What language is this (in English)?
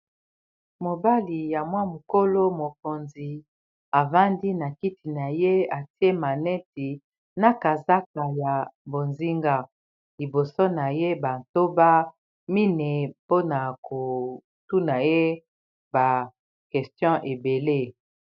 Lingala